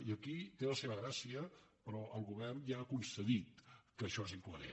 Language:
Catalan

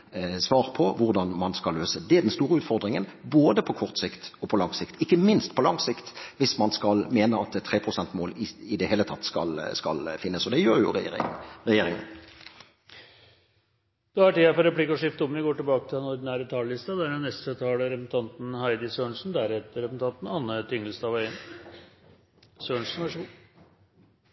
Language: Norwegian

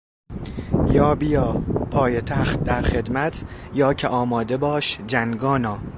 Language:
Persian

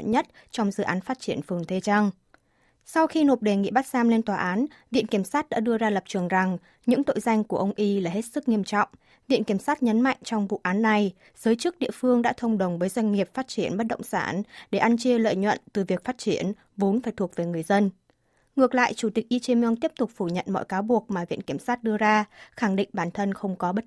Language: Vietnamese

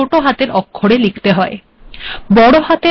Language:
Bangla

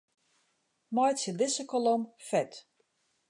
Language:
Western Frisian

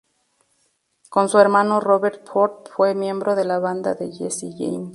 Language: Spanish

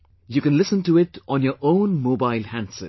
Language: English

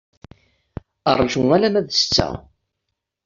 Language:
Kabyle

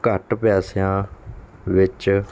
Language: Punjabi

